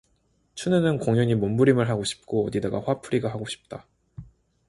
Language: Korean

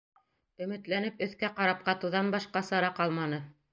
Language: Bashkir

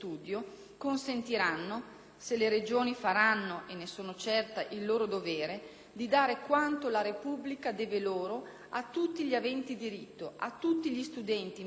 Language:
Italian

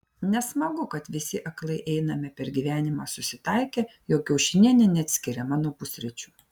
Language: Lithuanian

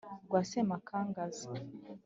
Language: Kinyarwanda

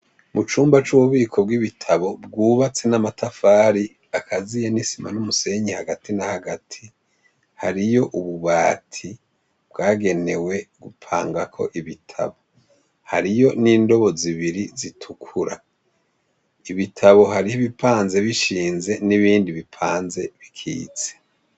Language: Rundi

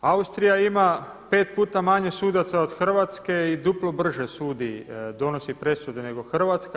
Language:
Croatian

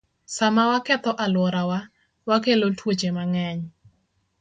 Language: Luo (Kenya and Tanzania)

